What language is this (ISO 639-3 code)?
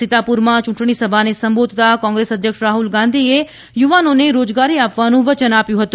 guj